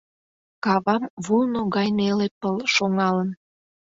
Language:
Mari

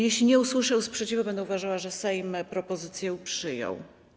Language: Polish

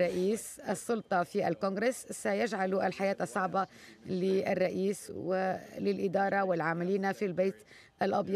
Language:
Arabic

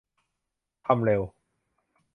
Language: Thai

